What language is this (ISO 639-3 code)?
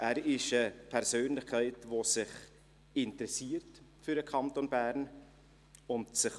gsw